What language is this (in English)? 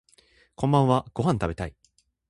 Japanese